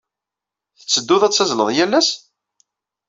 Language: Kabyle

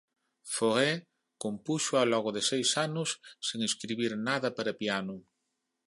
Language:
Galician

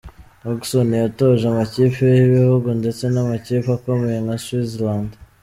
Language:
Kinyarwanda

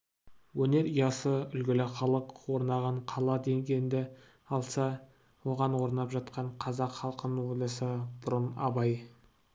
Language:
Kazakh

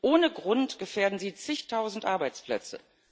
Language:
German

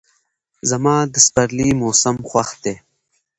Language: Pashto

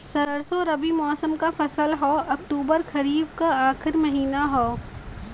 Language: Bhojpuri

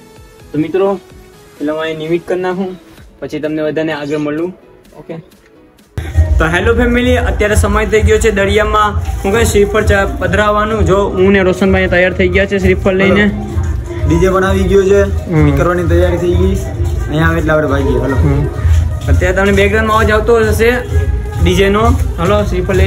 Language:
Gujarati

